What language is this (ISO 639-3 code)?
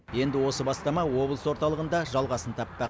kaz